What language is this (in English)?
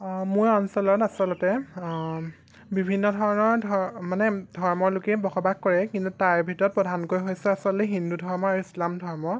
Assamese